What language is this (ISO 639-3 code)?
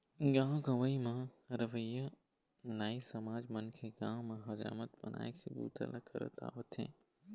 hne